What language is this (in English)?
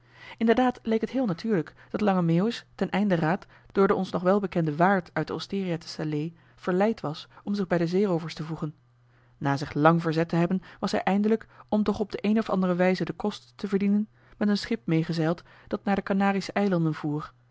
Dutch